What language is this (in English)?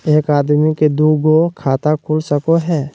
Magahi